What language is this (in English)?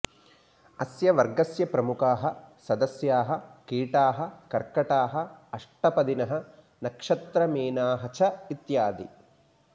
Sanskrit